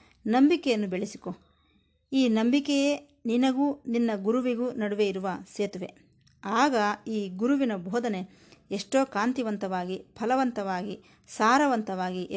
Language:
Kannada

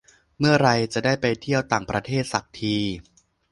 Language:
Thai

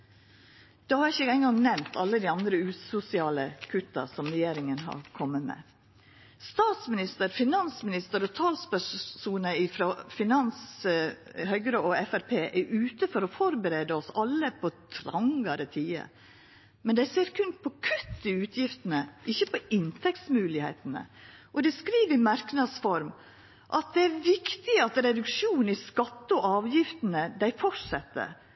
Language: Norwegian Nynorsk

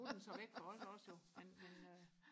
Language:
Danish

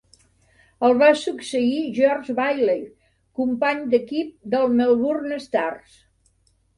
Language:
Catalan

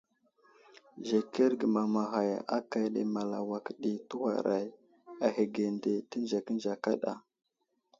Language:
Wuzlam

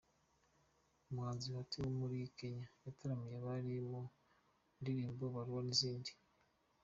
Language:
Kinyarwanda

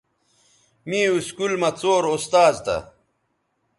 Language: Bateri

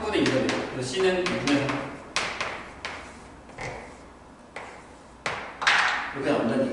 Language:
Korean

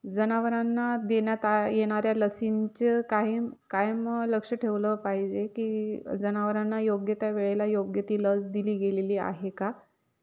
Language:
Marathi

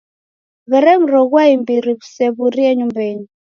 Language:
Taita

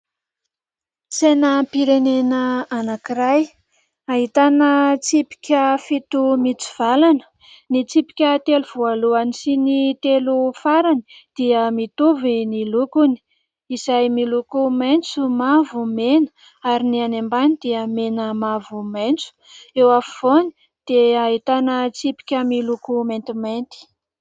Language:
Malagasy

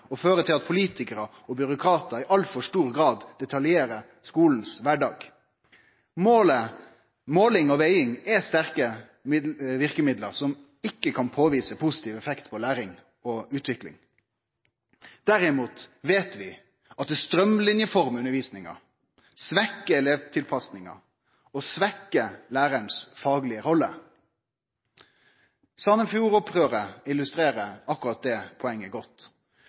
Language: Norwegian Nynorsk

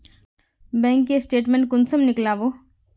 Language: Magahi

